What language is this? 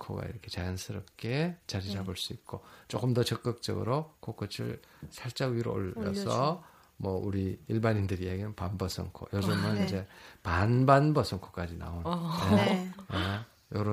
Korean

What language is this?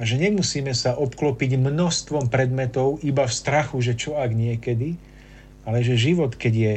Slovak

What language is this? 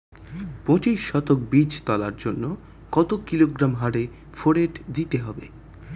Bangla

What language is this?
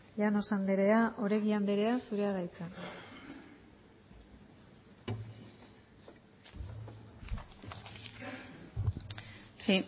Basque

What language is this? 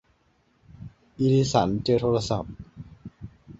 Thai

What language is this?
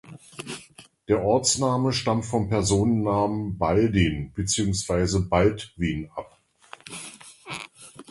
German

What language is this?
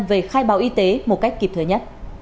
Vietnamese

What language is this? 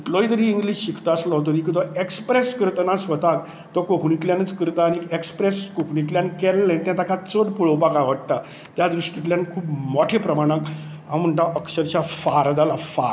Konkani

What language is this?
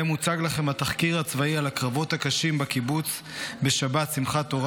Hebrew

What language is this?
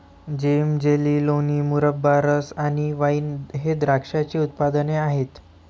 Marathi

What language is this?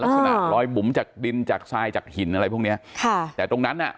Thai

